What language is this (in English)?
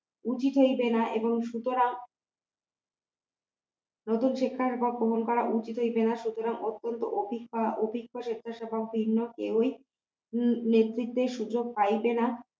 Bangla